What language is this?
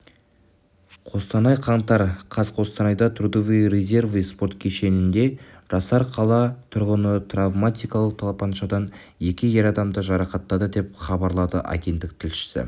Kazakh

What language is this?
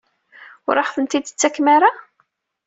Kabyle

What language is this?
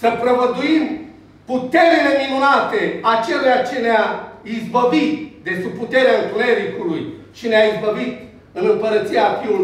Romanian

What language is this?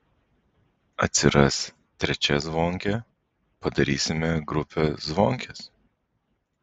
Lithuanian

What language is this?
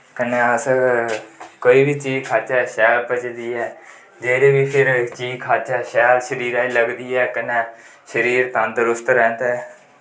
Dogri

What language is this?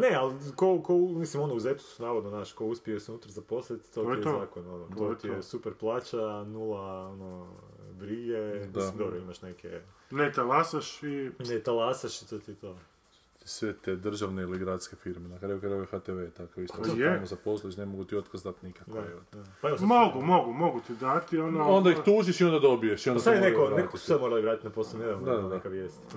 Croatian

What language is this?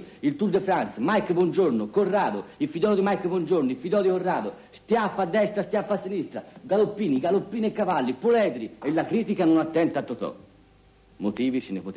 Italian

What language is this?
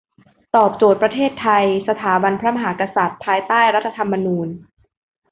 Thai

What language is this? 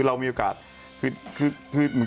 Thai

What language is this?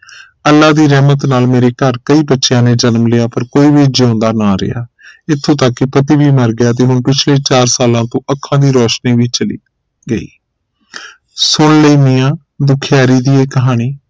Punjabi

